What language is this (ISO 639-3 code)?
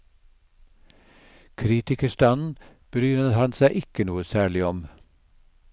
nor